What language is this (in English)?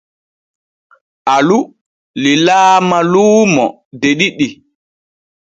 Borgu Fulfulde